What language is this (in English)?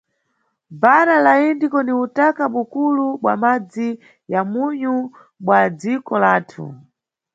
Nyungwe